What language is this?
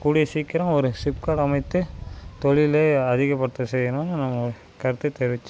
Tamil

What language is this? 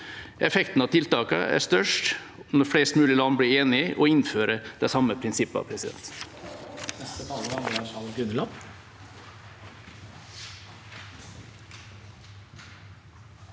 Norwegian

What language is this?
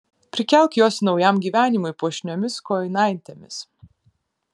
Lithuanian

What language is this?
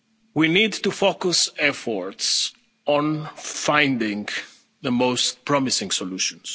English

